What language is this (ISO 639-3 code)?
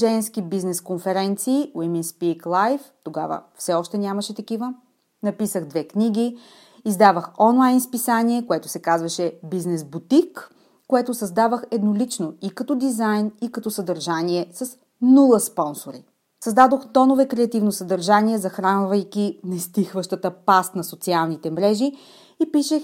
bul